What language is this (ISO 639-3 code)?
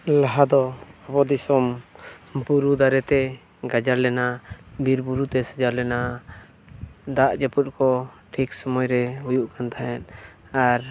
sat